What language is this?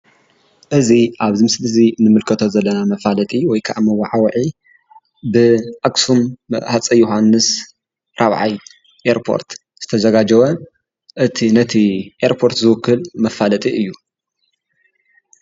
Tigrinya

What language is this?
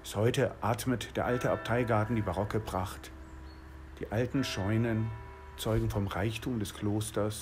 German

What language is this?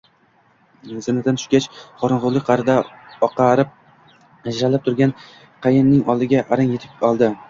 Uzbek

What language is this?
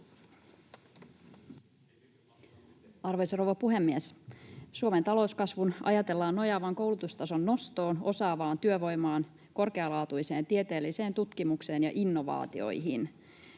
Finnish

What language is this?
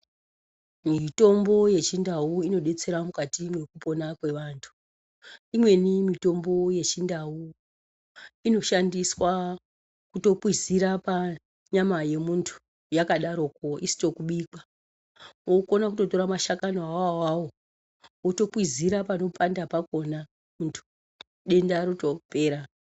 Ndau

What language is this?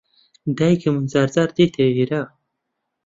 Central Kurdish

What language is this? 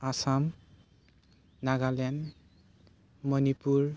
Bodo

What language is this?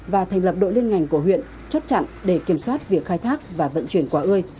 Vietnamese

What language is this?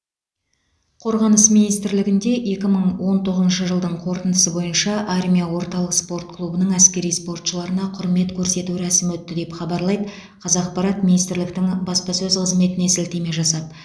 Kazakh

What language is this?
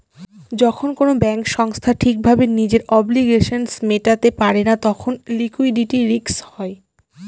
Bangla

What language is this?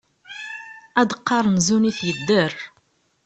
Kabyle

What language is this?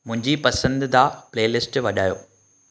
Sindhi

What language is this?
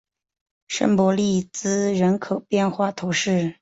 Chinese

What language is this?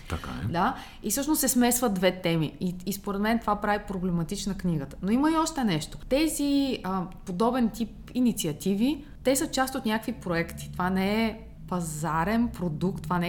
Bulgarian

